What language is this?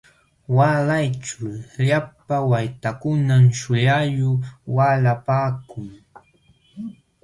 Jauja Wanca Quechua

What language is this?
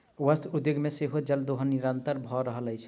Maithili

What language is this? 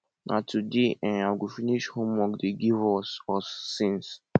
Nigerian Pidgin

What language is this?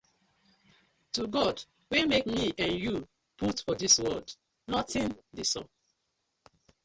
Nigerian Pidgin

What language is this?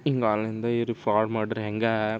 Kannada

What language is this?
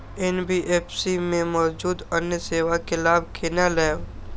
Maithili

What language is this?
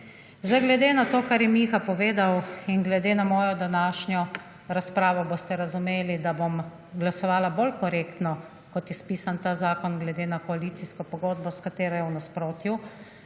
Slovenian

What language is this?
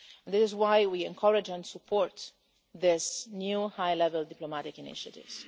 English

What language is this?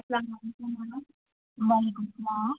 Kashmiri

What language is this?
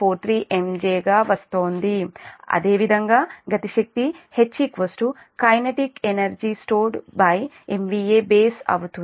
Telugu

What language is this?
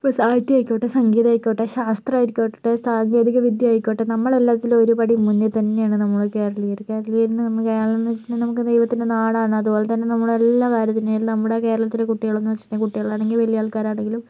Malayalam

